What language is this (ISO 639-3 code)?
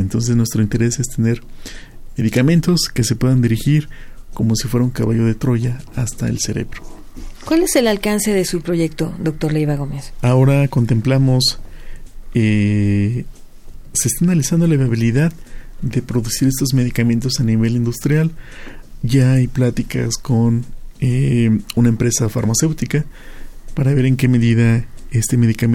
spa